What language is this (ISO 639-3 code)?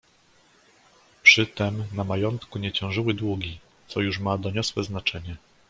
pol